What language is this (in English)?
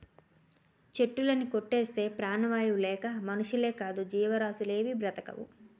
Telugu